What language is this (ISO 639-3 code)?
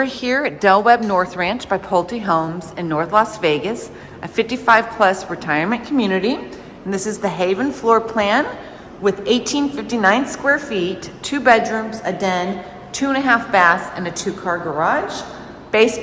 eng